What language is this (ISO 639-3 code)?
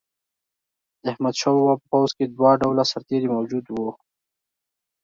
pus